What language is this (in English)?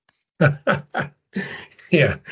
Welsh